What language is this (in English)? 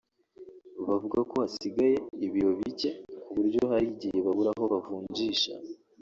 Kinyarwanda